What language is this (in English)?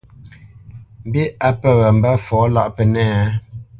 Bamenyam